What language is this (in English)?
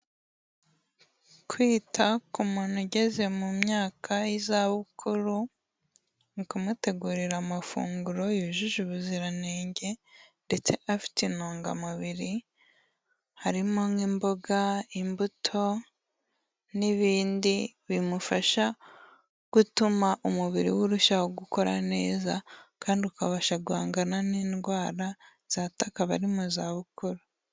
Kinyarwanda